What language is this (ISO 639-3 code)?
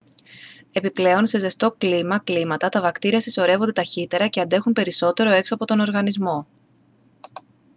ell